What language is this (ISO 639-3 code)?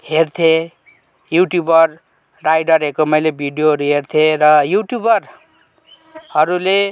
nep